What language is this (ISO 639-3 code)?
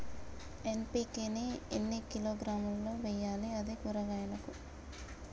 tel